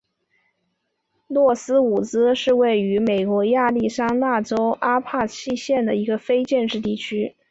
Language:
Chinese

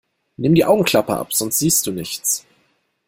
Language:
German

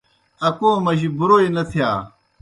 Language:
Kohistani Shina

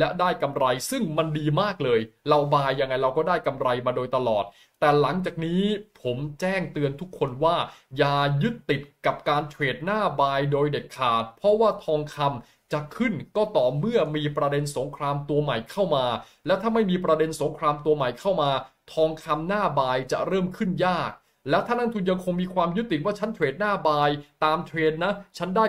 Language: Thai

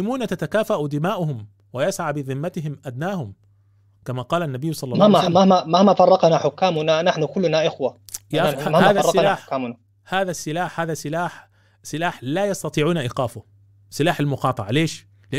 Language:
Arabic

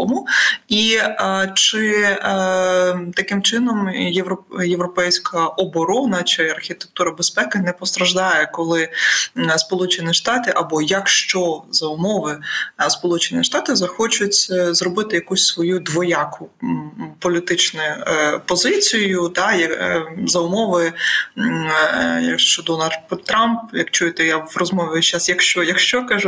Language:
Ukrainian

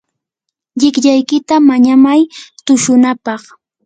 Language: Yanahuanca Pasco Quechua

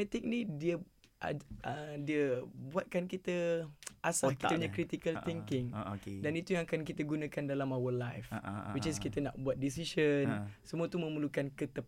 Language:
Malay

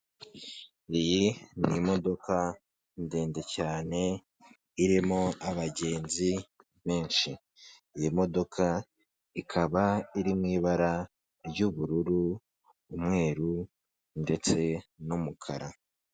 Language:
Kinyarwanda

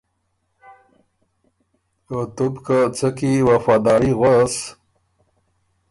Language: Ormuri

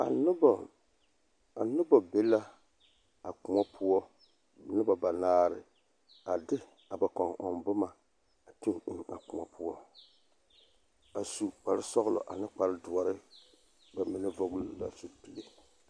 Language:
Southern Dagaare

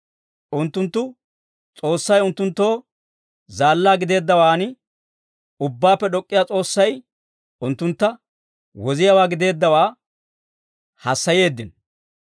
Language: Dawro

